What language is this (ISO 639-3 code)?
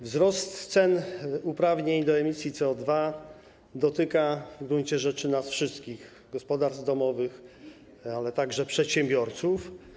pol